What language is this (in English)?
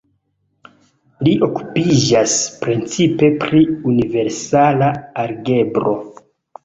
Esperanto